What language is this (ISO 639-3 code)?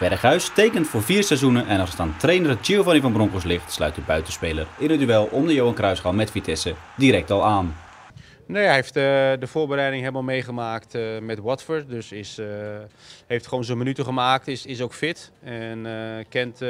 nld